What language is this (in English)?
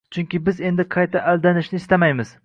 Uzbek